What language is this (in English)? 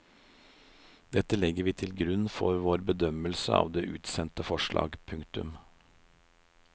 Norwegian